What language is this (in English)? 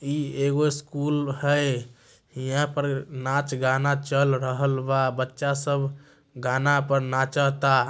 Magahi